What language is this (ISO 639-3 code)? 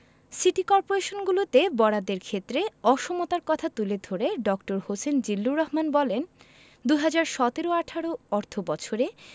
ben